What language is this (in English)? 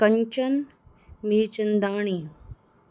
Sindhi